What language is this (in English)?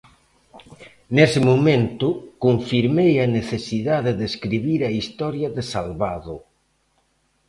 Galician